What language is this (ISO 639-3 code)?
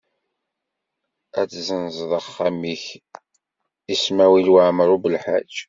kab